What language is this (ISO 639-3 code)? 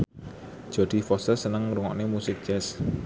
jav